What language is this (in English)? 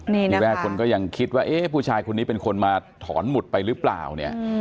Thai